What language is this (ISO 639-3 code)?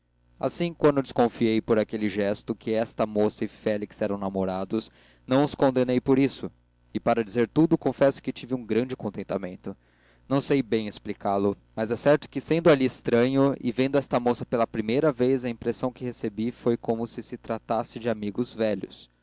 por